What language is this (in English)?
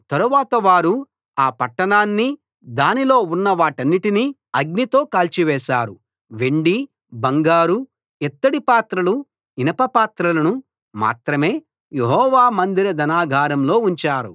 Telugu